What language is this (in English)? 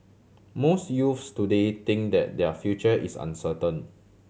English